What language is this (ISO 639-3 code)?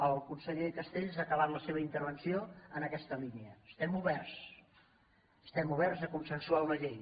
cat